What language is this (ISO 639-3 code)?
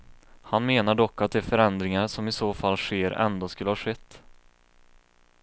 swe